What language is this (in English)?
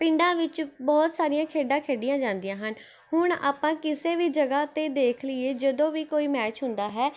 Punjabi